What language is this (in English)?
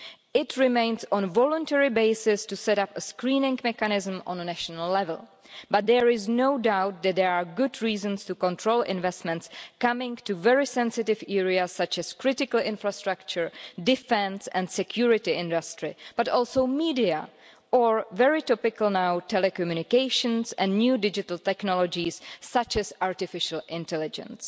English